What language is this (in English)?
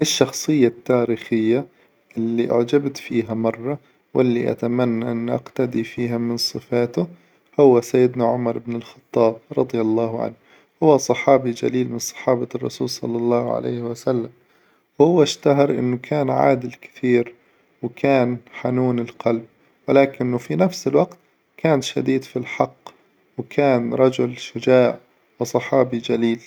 Hijazi Arabic